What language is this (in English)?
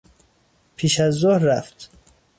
Persian